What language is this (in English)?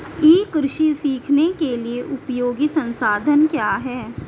Hindi